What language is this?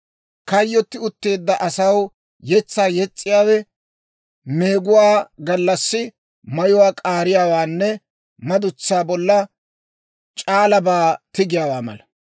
Dawro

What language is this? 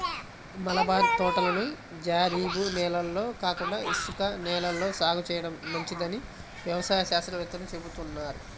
Telugu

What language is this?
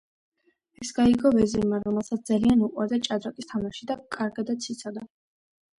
Georgian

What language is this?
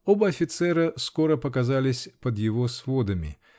Russian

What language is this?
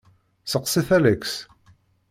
Kabyle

